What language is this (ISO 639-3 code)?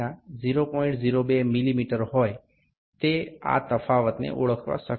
guj